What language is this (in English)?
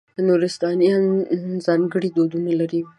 Pashto